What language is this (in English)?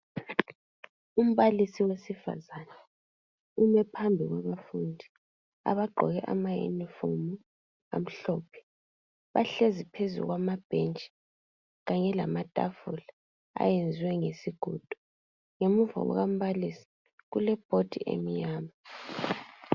North Ndebele